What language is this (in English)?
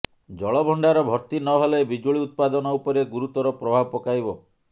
Odia